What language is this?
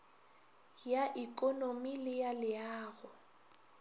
Northern Sotho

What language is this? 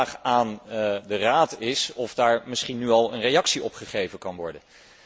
Dutch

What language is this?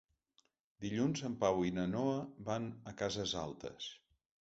Catalan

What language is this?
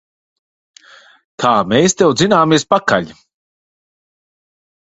Latvian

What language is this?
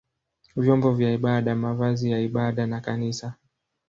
Swahili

